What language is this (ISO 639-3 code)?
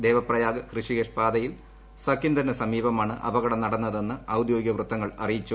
mal